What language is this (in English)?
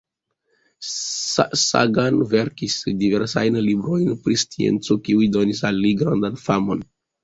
Esperanto